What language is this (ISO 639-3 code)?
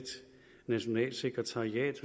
dan